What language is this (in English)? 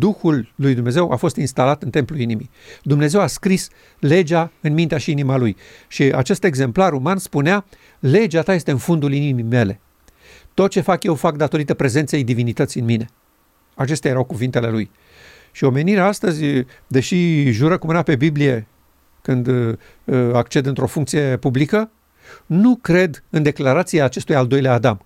Romanian